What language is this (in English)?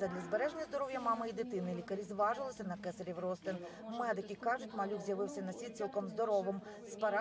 Ukrainian